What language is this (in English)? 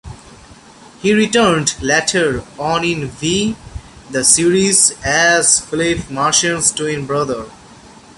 English